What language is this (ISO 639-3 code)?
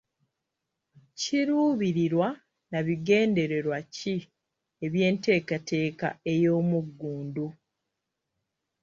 lug